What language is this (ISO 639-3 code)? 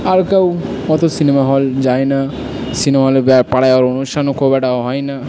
ben